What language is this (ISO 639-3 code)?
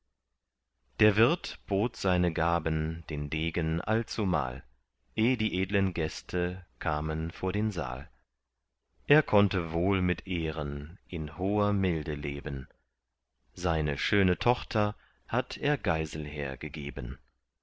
deu